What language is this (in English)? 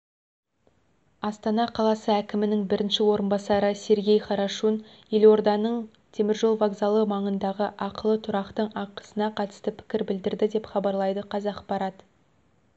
Kazakh